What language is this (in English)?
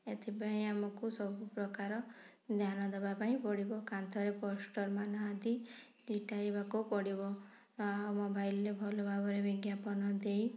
Odia